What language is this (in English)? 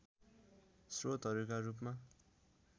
Nepali